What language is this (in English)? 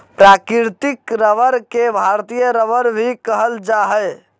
Magahi